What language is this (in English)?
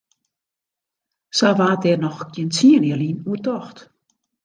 Western Frisian